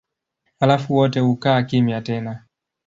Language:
Swahili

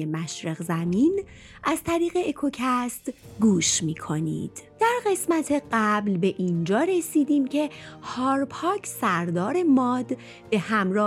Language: Persian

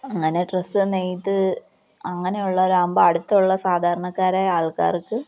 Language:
Malayalam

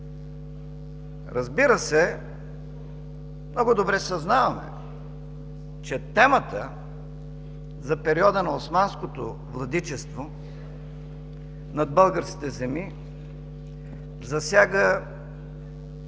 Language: Bulgarian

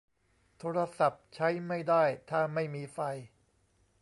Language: Thai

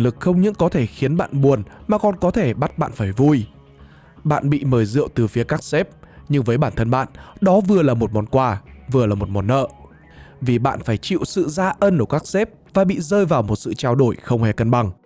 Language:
Vietnamese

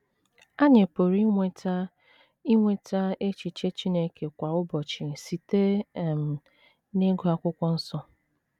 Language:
Igbo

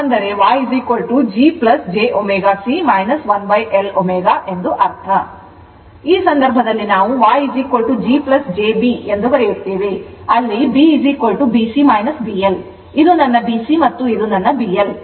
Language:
Kannada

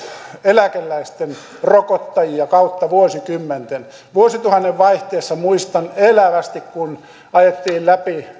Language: Finnish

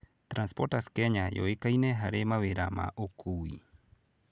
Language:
Kikuyu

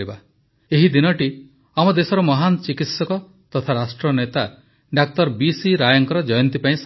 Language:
Odia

